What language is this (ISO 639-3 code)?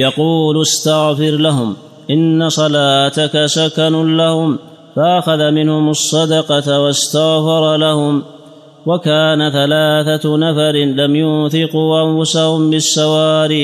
ara